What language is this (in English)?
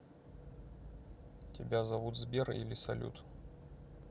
Russian